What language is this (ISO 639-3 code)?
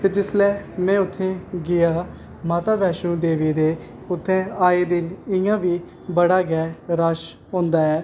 doi